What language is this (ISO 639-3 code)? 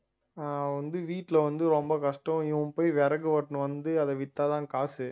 tam